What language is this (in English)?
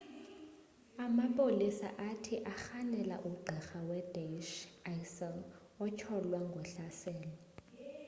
Xhosa